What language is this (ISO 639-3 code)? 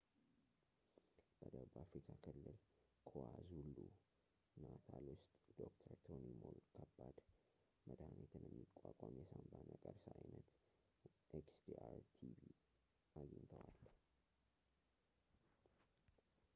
amh